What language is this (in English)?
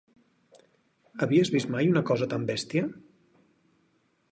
Catalan